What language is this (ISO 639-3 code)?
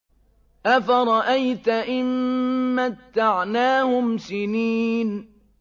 ara